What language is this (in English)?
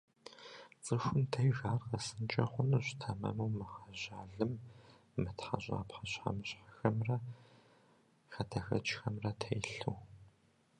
Kabardian